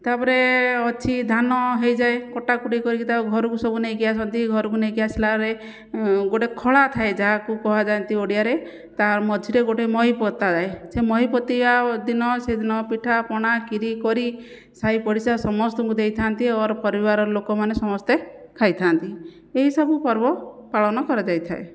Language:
Odia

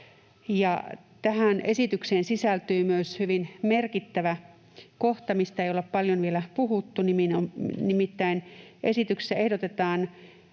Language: Finnish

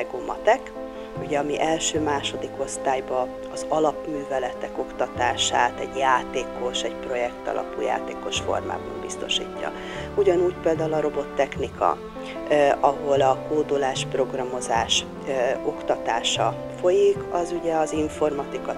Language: Hungarian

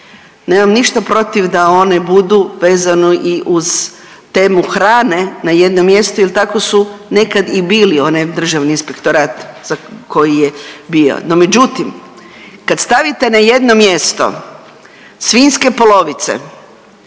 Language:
Croatian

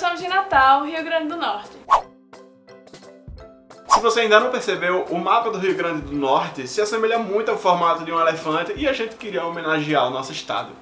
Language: Portuguese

